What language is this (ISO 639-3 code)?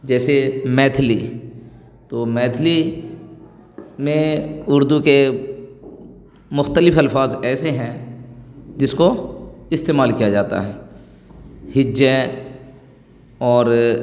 urd